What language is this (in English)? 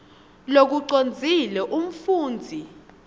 Swati